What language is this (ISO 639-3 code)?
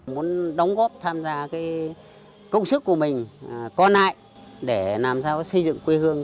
vie